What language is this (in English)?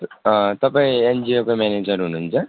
Nepali